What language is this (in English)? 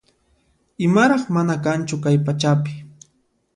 Puno Quechua